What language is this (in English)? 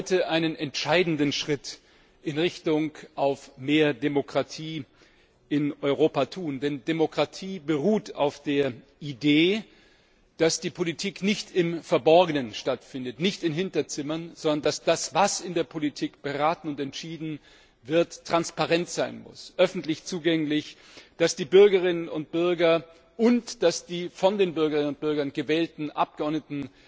German